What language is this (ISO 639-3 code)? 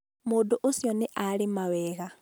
kik